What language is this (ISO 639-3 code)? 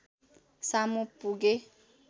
nep